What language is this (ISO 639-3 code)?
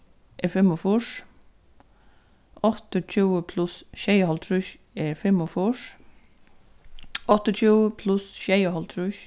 fao